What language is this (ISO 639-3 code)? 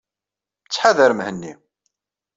kab